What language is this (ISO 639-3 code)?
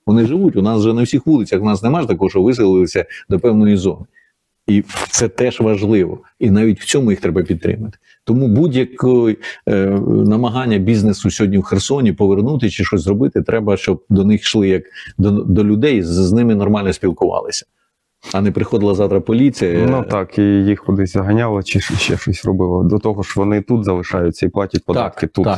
ukr